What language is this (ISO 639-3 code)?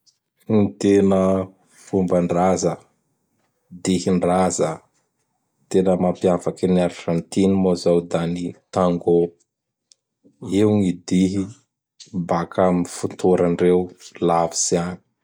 bhr